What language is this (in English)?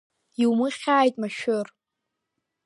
Abkhazian